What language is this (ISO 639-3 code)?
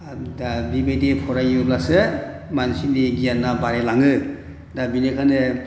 brx